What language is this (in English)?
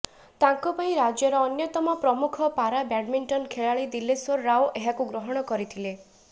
Odia